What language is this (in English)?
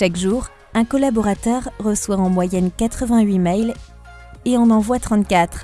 French